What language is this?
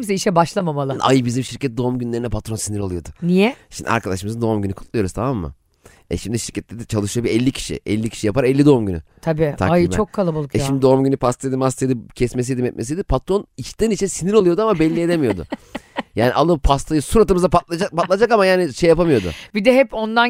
Turkish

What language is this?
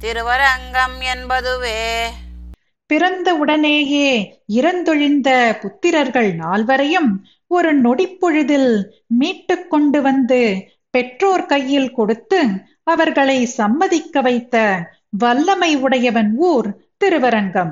Tamil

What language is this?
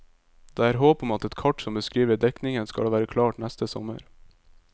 Norwegian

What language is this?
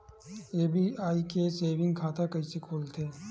Chhattisgarhi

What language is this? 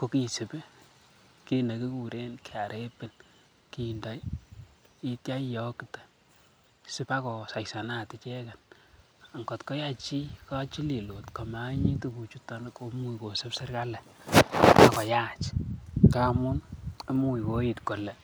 Kalenjin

